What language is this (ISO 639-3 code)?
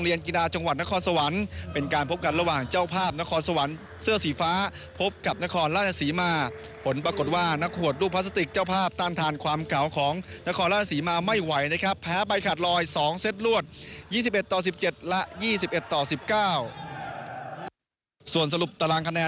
tha